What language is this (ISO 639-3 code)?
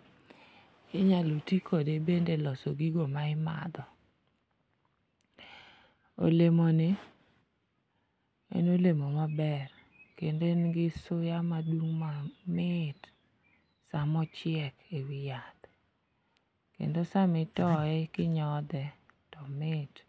luo